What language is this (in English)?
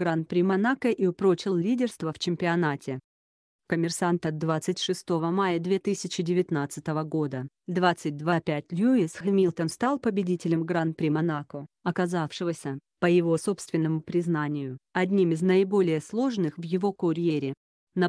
Russian